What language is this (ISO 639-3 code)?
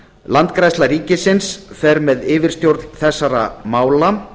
isl